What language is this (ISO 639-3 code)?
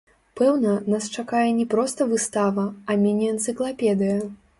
bel